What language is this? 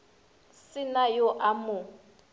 Northern Sotho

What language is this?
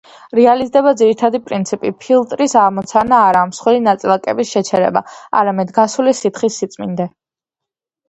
Georgian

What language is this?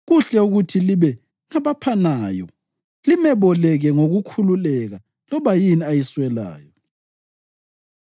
North Ndebele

